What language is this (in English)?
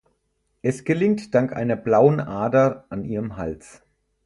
German